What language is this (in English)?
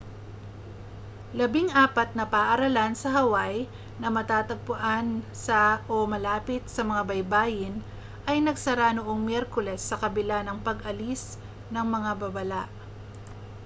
Filipino